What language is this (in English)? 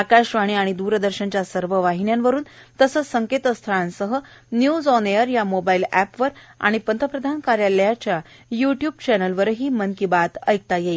Marathi